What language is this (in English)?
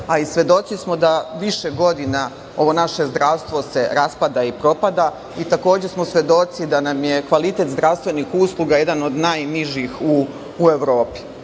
Serbian